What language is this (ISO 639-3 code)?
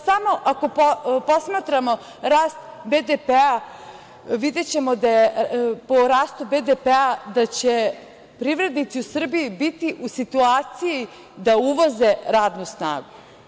srp